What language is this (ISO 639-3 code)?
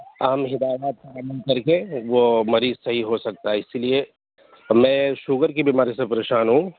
urd